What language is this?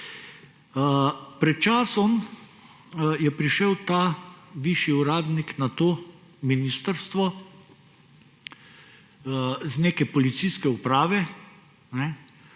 Slovenian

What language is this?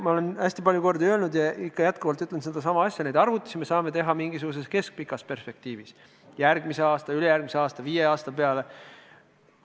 Estonian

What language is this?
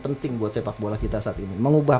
Indonesian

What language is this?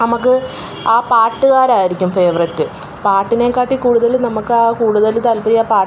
Malayalam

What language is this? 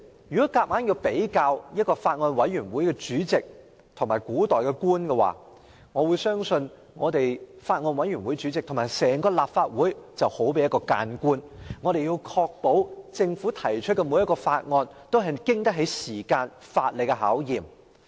Cantonese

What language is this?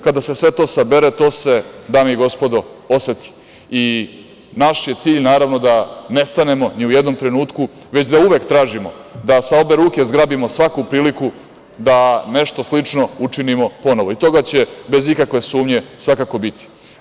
Serbian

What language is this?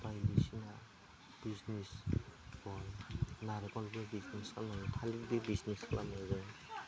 Bodo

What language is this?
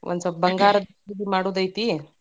Kannada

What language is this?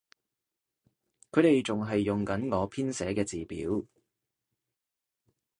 Cantonese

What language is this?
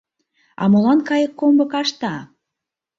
Mari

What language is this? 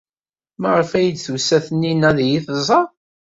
Kabyle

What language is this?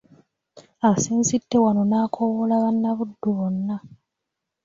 Ganda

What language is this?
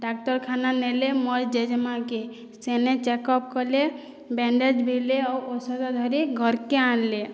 Odia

